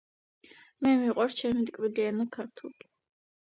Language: Georgian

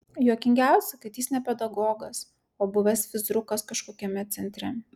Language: Lithuanian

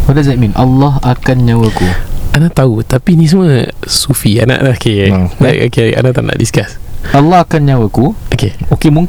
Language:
Malay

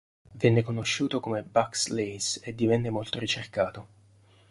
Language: Italian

